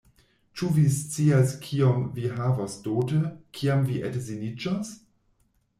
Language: Esperanto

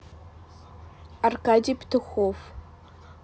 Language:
Russian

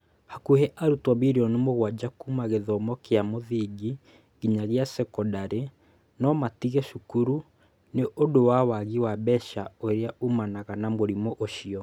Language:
Kikuyu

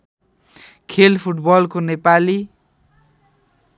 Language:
Nepali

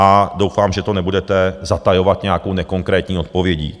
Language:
Czech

